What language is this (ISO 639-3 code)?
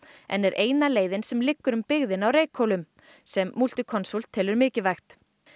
isl